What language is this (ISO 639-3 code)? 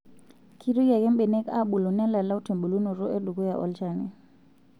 mas